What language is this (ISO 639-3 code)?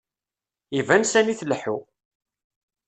kab